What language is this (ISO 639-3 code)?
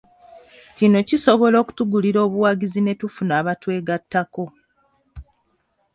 lug